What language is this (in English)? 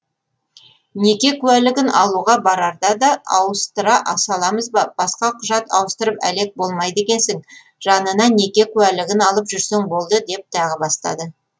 Kazakh